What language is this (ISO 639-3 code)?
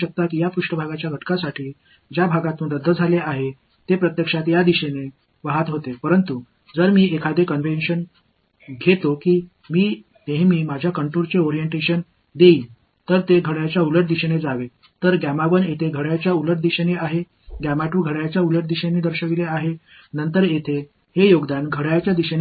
tam